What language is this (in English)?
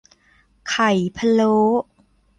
Thai